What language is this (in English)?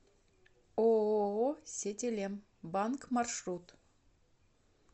Russian